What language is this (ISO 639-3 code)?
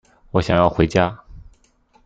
zho